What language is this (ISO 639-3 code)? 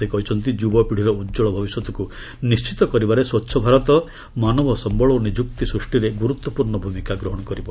ori